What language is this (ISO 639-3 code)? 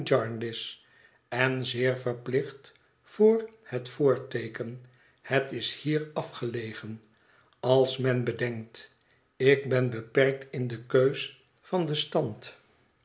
nld